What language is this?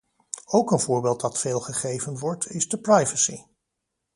Dutch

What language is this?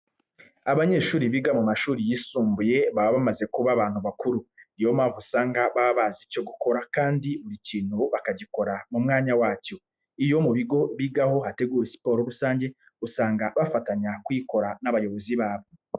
Kinyarwanda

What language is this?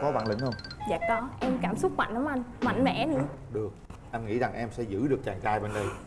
Vietnamese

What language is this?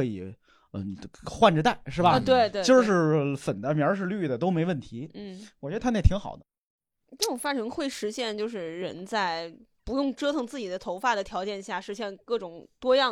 Chinese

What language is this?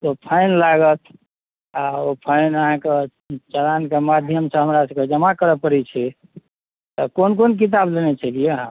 Maithili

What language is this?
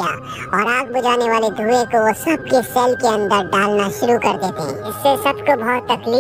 Turkish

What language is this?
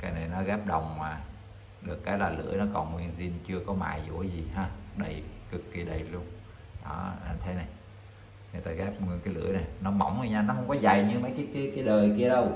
Vietnamese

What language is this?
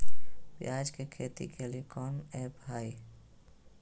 Magahi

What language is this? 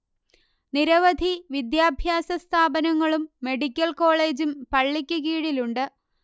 Malayalam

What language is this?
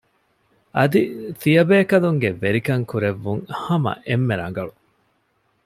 Divehi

